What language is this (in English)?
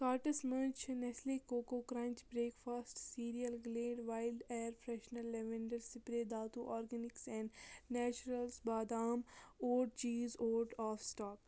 Kashmiri